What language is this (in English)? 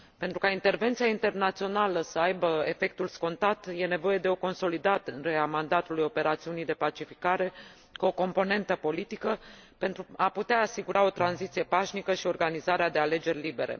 Romanian